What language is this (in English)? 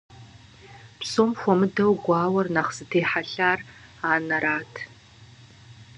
Kabardian